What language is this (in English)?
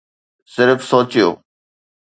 Sindhi